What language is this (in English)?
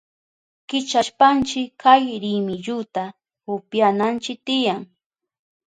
Southern Pastaza Quechua